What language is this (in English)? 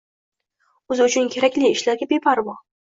Uzbek